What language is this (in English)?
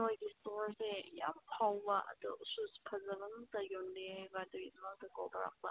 Manipuri